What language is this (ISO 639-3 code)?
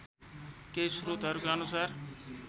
nep